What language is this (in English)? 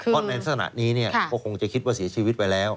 Thai